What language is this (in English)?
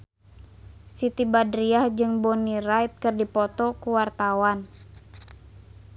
Sundanese